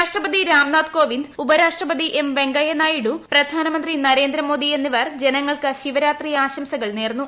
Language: Malayalam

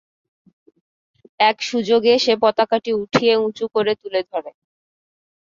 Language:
Bangla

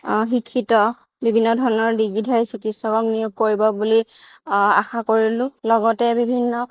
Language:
Assamese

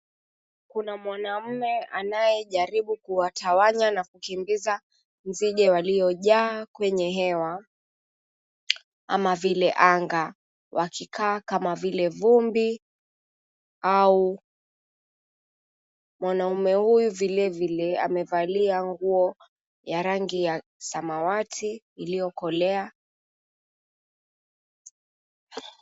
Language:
Swahili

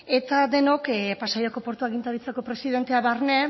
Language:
Basque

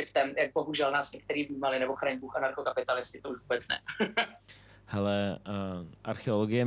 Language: Czech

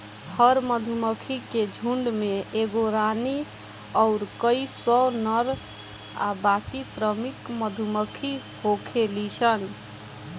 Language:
Bhojpuri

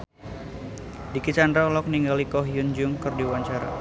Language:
Sundanese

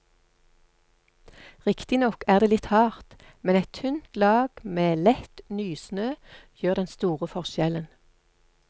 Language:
Norwegian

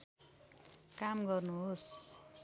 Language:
Nepali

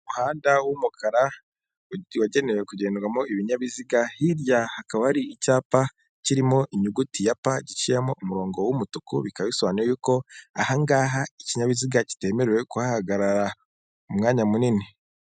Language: Kinyarwanda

